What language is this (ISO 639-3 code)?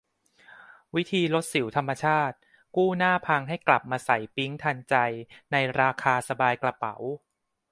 tha